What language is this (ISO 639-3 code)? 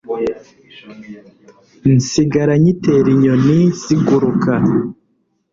kin